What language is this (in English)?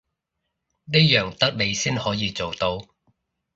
Cantonese